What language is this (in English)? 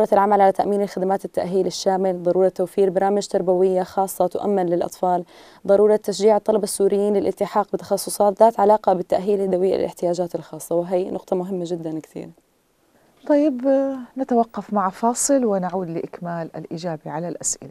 Arabic